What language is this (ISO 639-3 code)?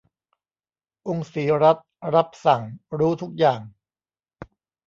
tha